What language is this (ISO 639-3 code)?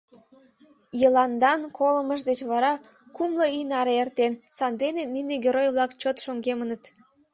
chm